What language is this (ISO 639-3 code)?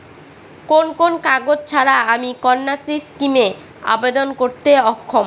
ben